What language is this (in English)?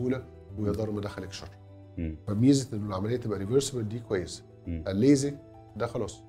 Arabic